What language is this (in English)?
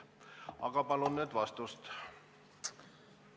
Estonian